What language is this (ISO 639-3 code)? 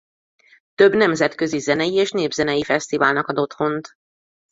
hun